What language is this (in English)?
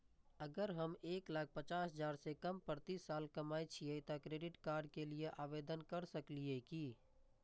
Maithili